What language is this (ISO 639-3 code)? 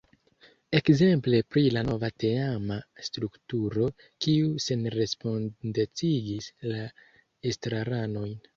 epo